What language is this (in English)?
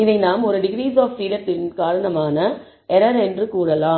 Tamil